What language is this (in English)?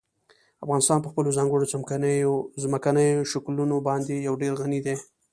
Pashto